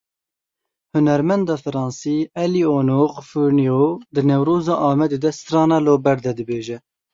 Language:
Kurdish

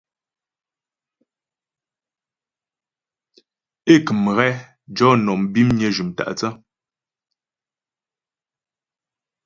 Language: Ghomala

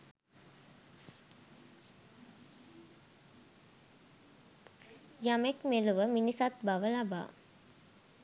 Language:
Sinhala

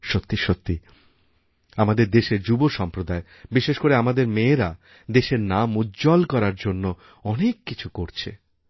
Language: Bangla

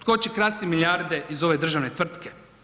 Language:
Croatian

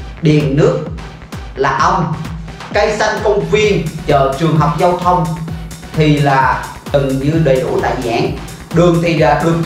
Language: Vietnamese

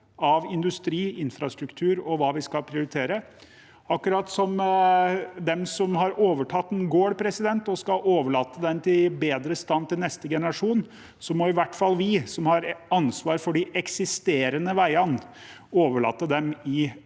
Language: Norwegian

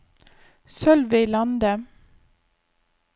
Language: Norwegian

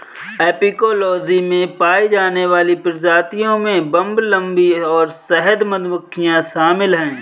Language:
Hindi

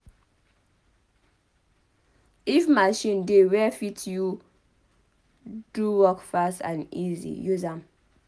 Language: Nigerian Pidgin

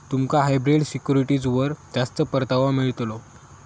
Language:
Marathi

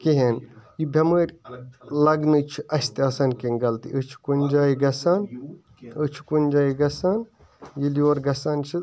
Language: Kashmiri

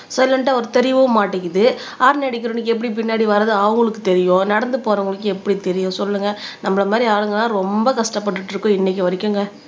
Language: Tamil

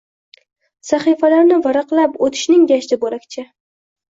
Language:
Uzbek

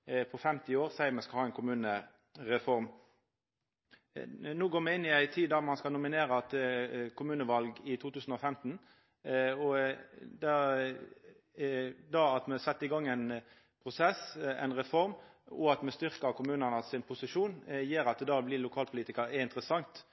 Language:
Norwegian Nynorsk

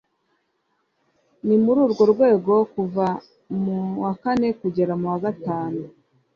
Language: Kinyarwanda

